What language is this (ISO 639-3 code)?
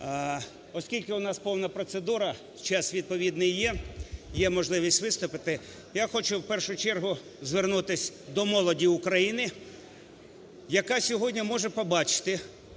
ukr